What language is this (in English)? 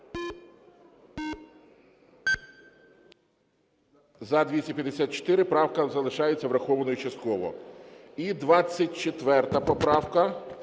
Ukrainian